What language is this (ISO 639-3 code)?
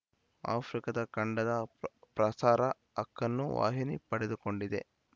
kan